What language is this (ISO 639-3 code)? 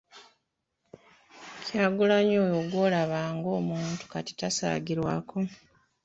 lug